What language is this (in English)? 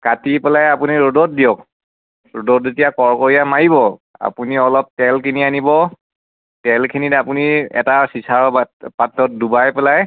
Assamese